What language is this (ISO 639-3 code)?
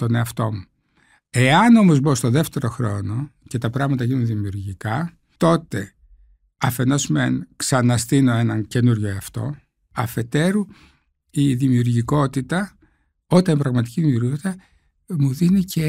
ell